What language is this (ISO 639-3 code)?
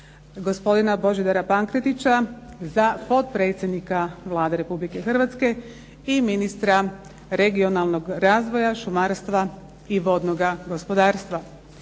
hrv